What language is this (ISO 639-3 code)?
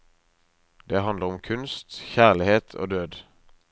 nor